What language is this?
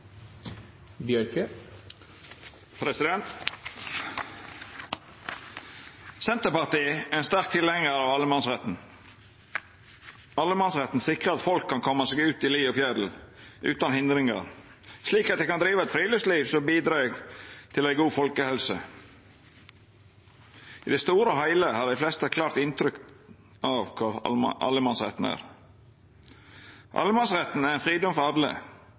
Norwegian Nynorsk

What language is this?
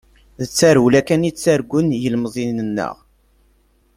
Kabyle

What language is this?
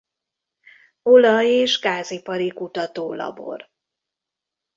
Hungarian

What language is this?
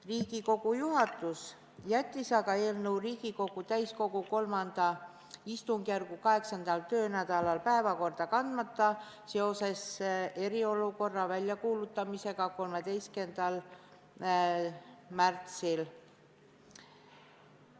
Estonian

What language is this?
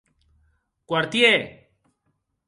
Occitan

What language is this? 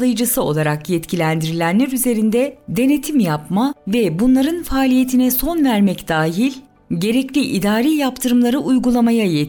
Turkish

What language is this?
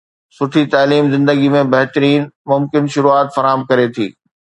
Sindhi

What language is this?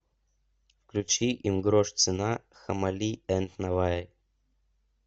Russian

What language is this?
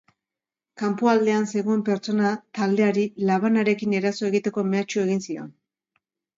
Basque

